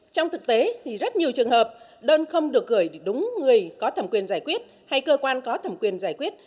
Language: Vietnamese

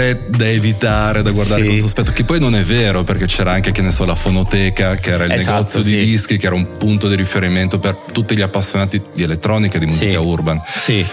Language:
Italian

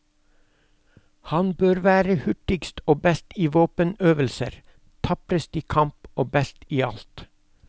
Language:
Norwegian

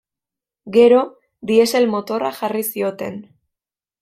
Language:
Basque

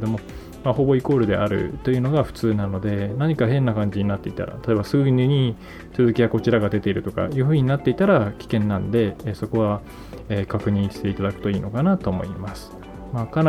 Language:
Japanese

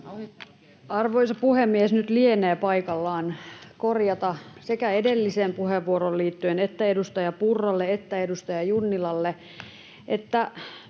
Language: Finnish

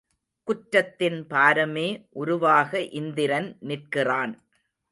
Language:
Tamil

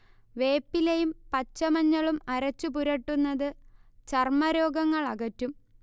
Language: Malayalam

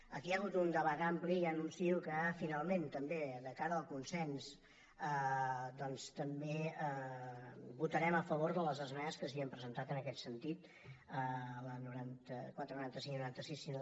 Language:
Catalan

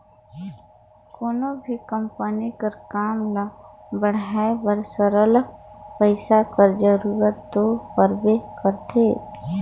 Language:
Chhattisgarhi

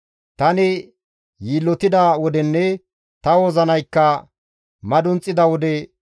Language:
Gamo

